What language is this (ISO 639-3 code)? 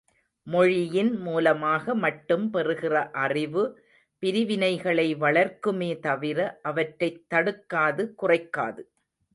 tam